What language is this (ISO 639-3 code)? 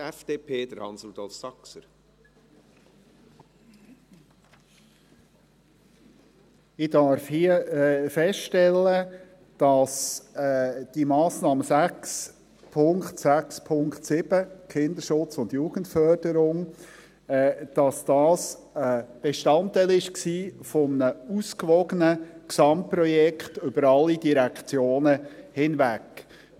gsw